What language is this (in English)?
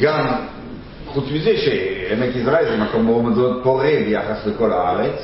Hebrew